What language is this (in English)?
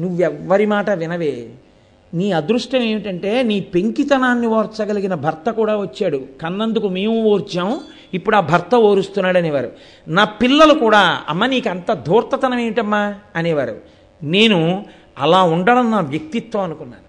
Telugu